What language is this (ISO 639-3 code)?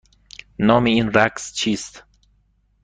fas